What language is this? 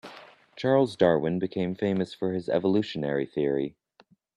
English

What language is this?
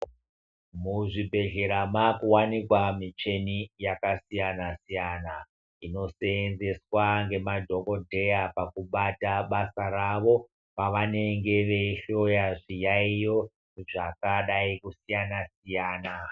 Ndau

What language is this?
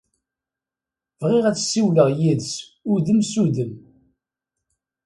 Kabyle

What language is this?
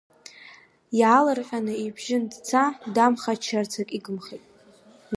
Abkhazian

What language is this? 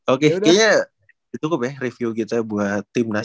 Indonesian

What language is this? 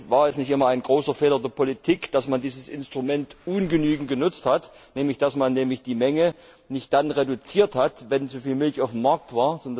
German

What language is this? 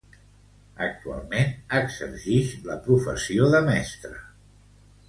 Catalan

